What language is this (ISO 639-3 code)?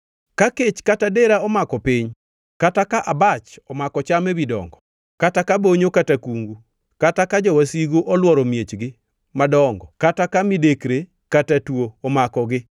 luo